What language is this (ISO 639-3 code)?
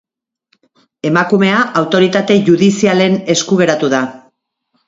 eus